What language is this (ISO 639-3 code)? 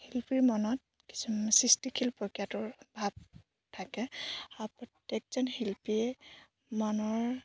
asm